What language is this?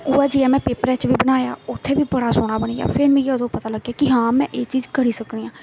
Dogri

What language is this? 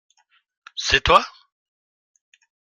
French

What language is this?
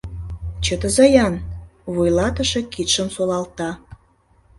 Mari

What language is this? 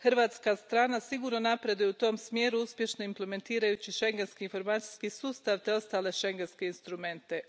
Croatian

